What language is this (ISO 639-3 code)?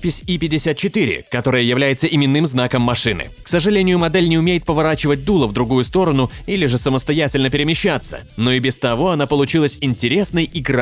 rus